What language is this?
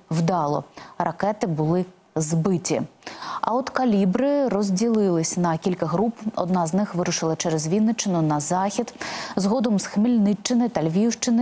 Ukrainian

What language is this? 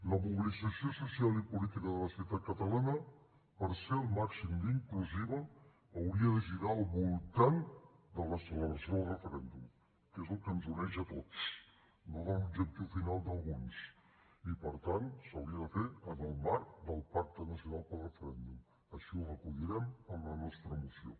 Catalan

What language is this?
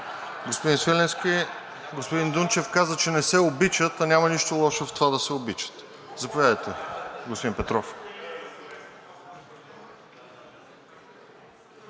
Bulgarian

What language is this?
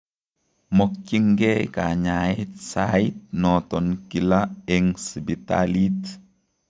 Kalenjin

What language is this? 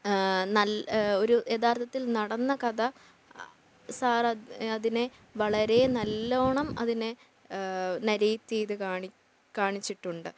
Malayalam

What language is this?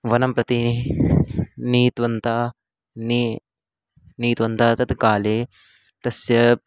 Sanskrit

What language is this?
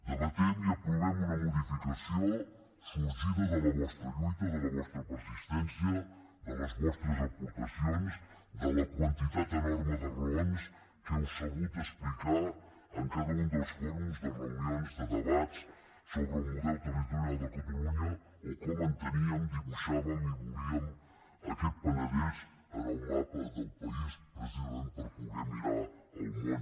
Catalan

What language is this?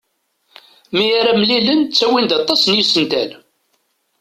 Kabyle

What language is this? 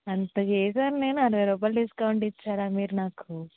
Telugu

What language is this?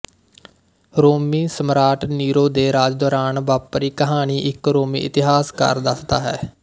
Punjabi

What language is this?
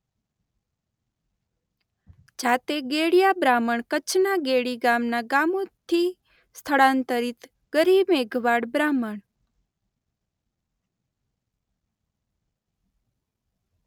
Gujarati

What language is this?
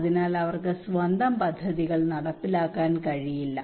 Malayalam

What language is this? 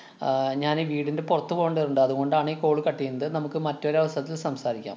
Malayalam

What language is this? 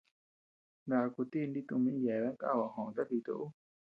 Tepeuxila Cuicatec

